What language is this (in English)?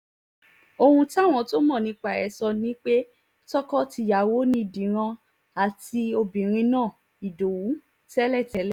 Yoruba